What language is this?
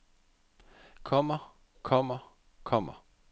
Danish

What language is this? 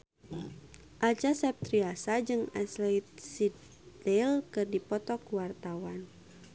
Sundanese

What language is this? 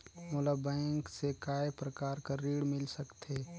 Chhattisgarhi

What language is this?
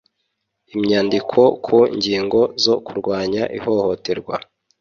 Kinyarwanda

